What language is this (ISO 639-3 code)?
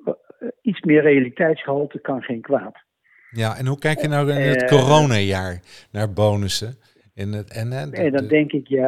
nld